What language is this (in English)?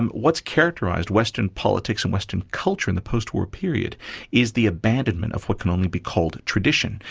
English